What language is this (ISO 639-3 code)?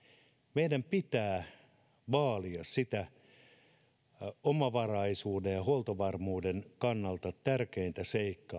fin